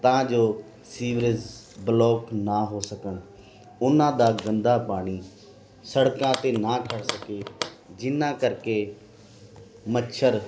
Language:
Punjabi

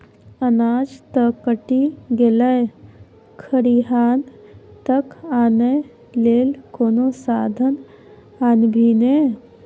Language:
Maithili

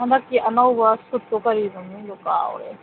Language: Manipuri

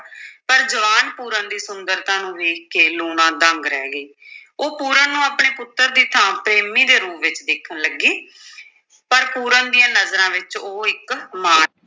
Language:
Punjabi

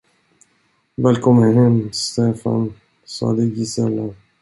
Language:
Swedish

